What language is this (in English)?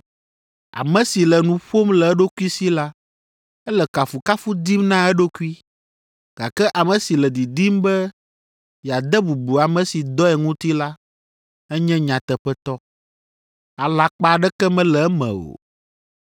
Ewe